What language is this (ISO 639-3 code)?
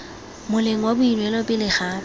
tsn